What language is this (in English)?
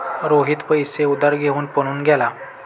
Marathi